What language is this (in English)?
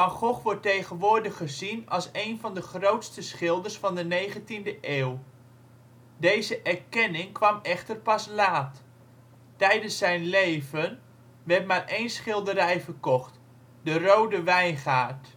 Dutch